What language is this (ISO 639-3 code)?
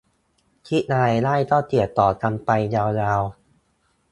tha